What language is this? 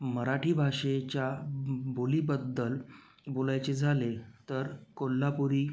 Marathi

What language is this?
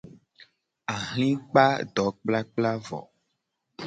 Gen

